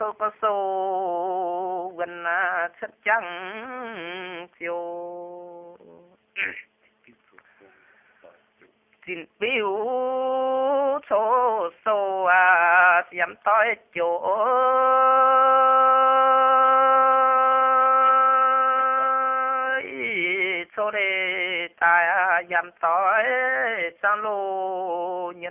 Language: Indonesian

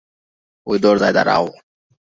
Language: Bangla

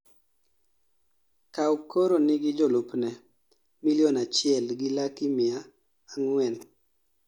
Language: Luo (Kenya and Tanzania)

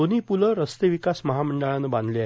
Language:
Marathi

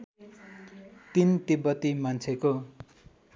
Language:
Nepali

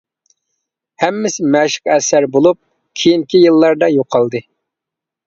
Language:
Uyghur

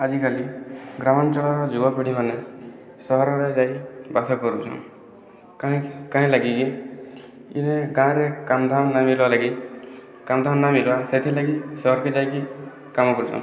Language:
Odia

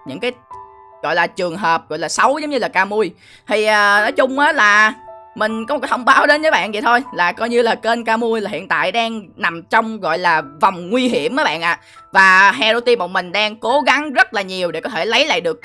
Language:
Vietnamese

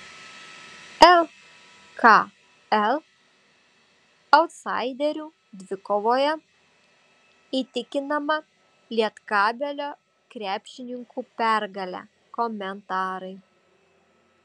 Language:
Lithuanian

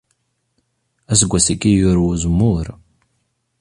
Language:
Kabyle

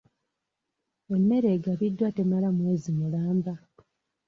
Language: Ganda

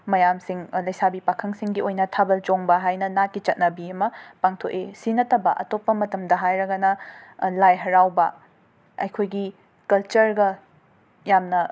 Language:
Manipuri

